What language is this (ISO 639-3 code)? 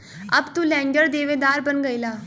bho